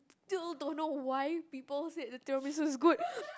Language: English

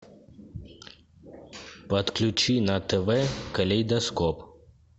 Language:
Russian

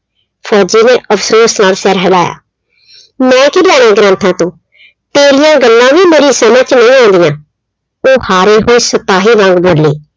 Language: Punjabi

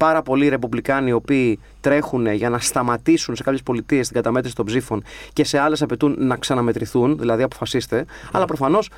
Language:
Greek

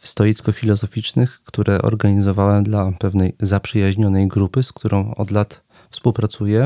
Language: Polish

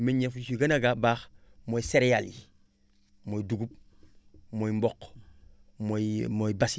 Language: Wolof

